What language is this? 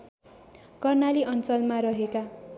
Nepali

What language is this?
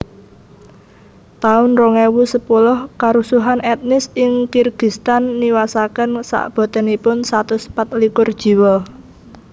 Javanese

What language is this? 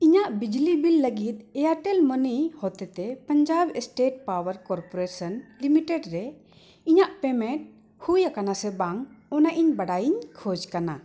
Santali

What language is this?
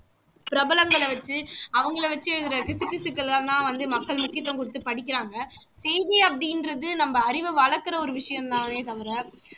Tamil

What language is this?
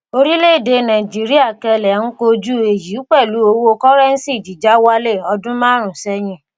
Yoruba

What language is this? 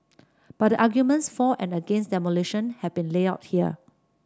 English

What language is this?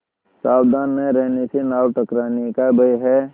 Hindi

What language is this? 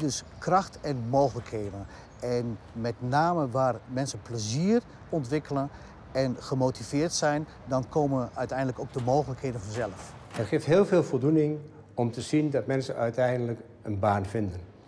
Dutch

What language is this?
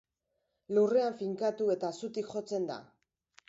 Basque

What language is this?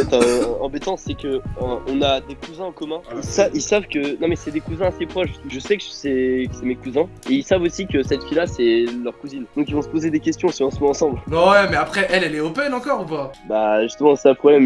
French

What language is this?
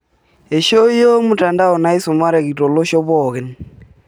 Masai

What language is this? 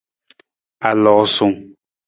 Nawdm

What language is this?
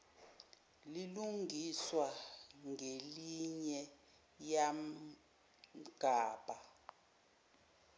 Zulu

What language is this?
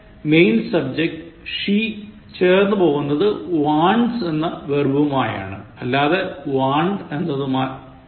Malayalam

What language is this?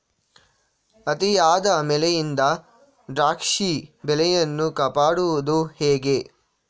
Kannada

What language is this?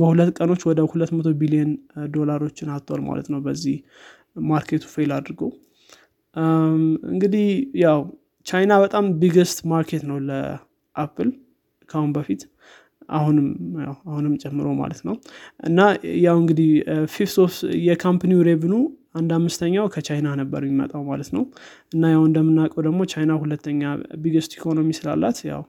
Amharic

